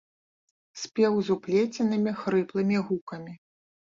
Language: Belarusian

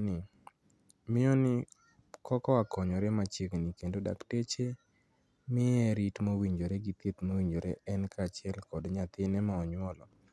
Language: Luo (Kenya and Tanzania)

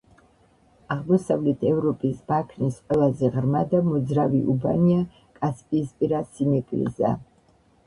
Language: Georgian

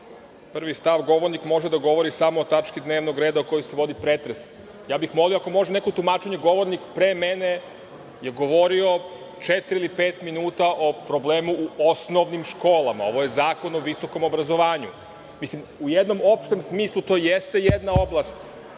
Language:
Serbian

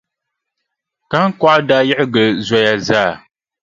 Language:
Dagbani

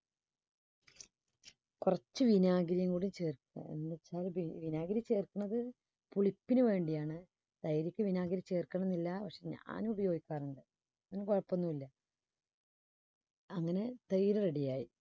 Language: Malayalam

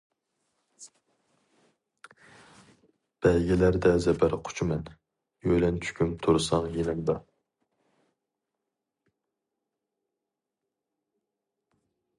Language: Uyghur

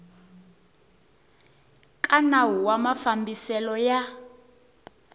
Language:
Tsonga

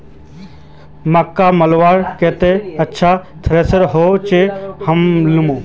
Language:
Magahi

